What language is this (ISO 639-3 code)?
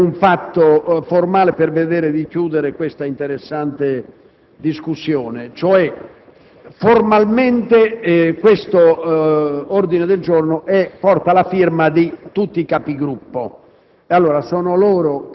ita